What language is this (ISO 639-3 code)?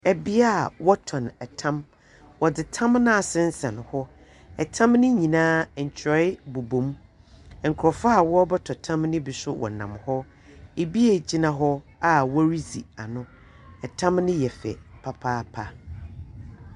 aka